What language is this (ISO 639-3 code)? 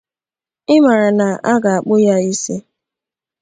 ibo